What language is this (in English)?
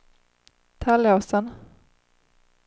Swedish